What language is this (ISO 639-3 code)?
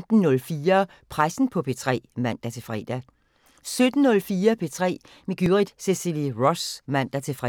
dan